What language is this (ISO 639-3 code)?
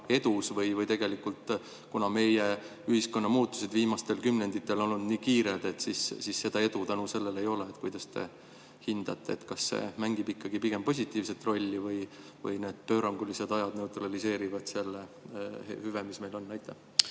est